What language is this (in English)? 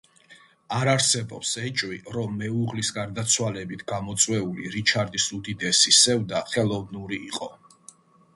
Georgian